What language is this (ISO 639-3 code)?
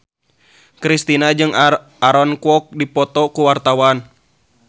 sun